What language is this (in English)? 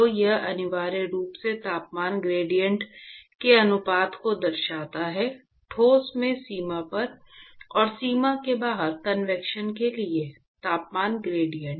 Hindi